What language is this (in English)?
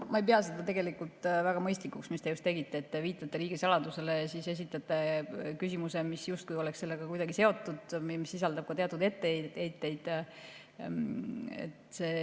Estonian